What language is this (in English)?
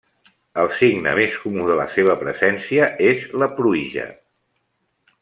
Catalan